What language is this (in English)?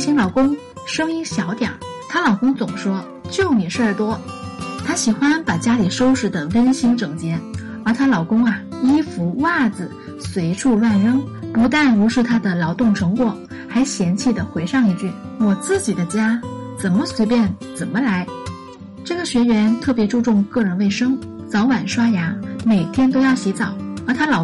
Chinese